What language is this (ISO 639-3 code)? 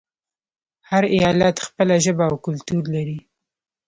pus